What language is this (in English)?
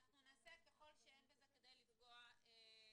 Hebrew